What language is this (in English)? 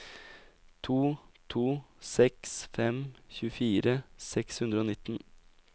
Norwegian